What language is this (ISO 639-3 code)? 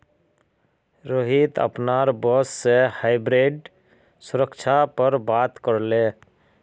mag